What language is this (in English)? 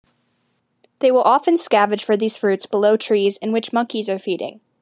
English